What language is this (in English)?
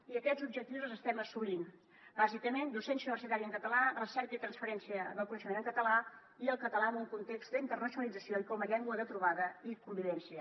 Catalan